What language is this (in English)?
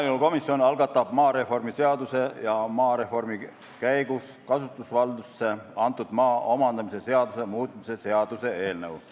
Estonian